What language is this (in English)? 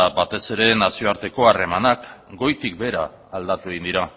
Basque